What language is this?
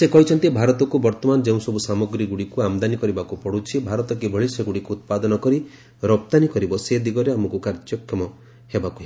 Odia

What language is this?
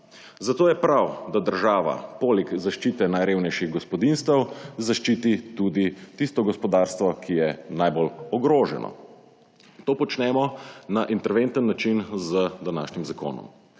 Slovenian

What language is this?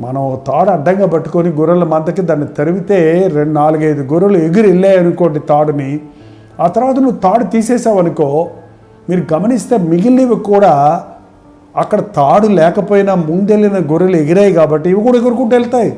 Telugu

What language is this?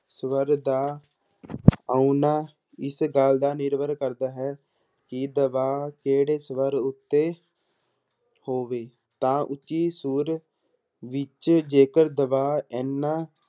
Punjabi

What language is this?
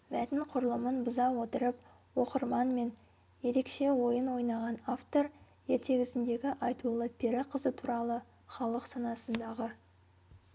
Kazakh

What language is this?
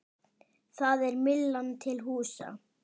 Icelandic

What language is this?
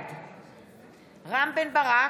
Hebrew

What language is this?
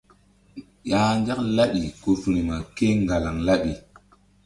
Mbum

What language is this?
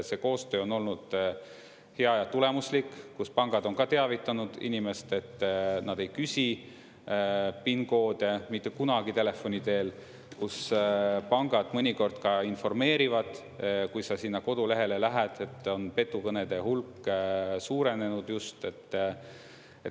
Estonian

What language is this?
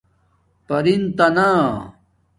Domaaki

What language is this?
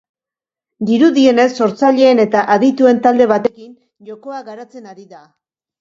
Basque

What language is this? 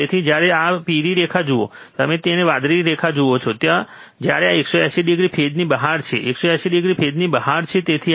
Gujarati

